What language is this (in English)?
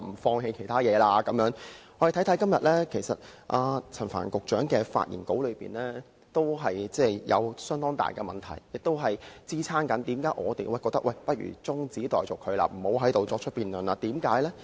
Cantonese